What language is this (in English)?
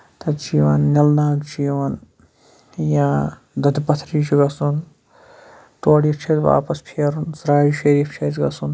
Kashmiri